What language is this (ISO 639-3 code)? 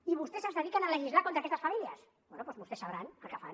cat